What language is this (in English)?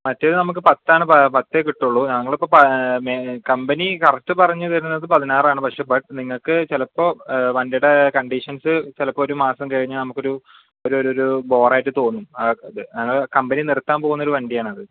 Malayalam